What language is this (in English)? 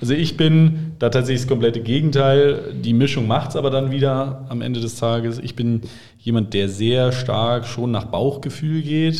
German